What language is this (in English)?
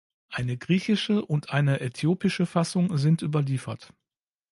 German